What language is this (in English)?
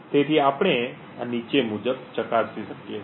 Gujarati